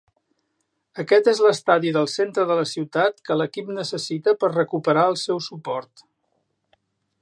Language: Catalan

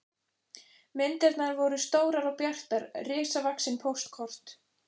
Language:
Icelandic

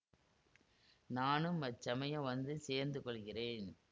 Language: Tamil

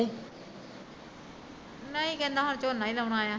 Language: Punjabi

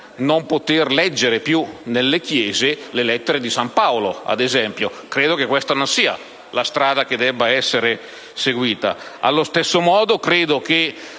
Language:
Italian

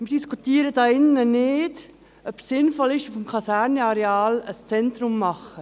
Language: Swiss German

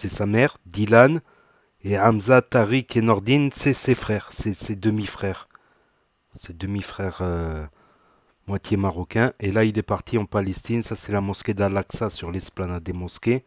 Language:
French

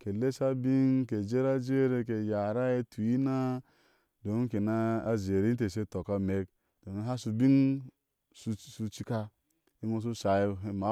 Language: Ashe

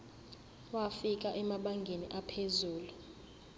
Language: Zulu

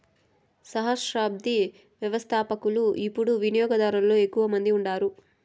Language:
Telugu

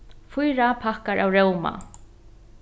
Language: Faroese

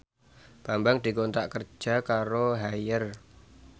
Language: Javanese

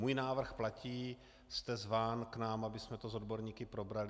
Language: Czech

